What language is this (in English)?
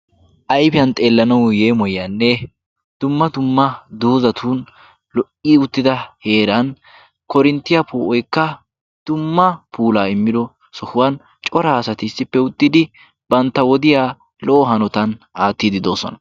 Wolaytta